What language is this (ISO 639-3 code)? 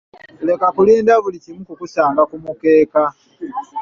lug